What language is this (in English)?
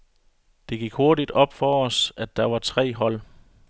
Danish